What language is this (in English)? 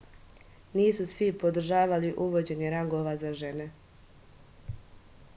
Serbian